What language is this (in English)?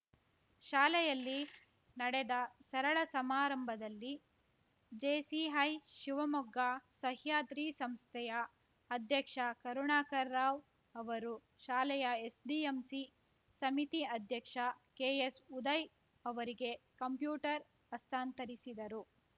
Kannada